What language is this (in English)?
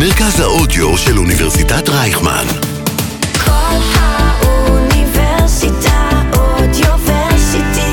Hebrew